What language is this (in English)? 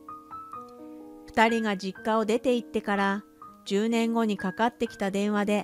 Japanese